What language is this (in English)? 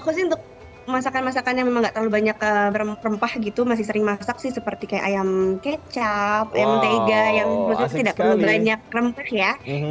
Indonesian